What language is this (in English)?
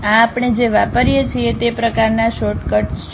Gujarati